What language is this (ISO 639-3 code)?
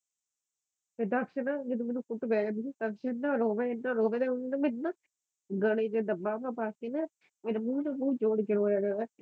pan